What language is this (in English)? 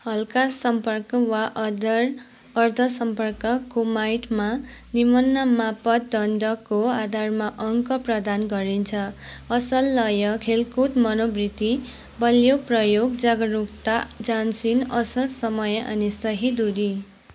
Nepali